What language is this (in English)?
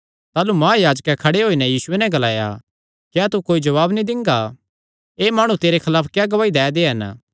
Kangri